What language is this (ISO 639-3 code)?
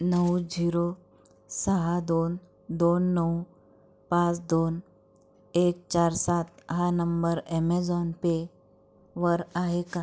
mar